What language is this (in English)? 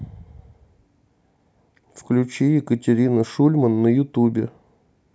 Russian